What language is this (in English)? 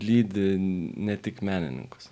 Lithuanian